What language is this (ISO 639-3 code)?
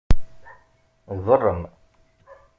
kab